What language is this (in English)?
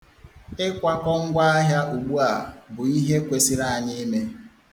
Igbo